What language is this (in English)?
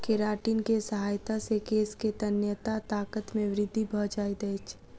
Maithili